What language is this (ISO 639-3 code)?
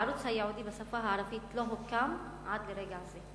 heb